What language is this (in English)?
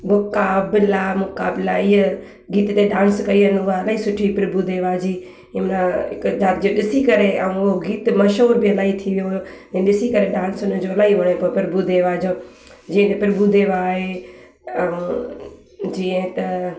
Sindhi